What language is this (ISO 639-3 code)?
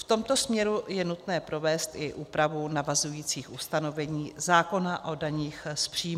ces